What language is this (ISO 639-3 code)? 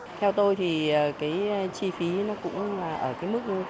vie